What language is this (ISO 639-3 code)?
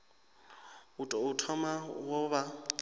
ven